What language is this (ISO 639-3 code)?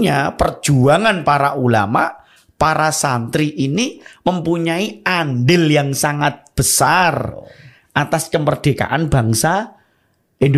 ind